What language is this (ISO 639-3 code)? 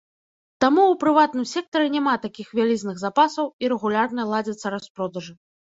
bel